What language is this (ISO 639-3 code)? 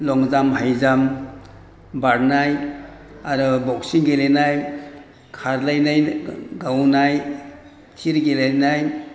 brx